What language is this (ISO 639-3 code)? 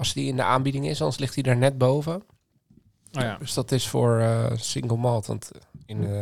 nld